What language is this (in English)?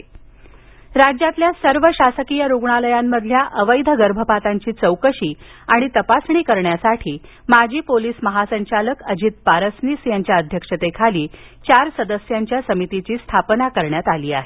Marathi